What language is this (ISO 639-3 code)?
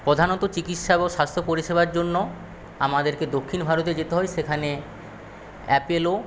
ben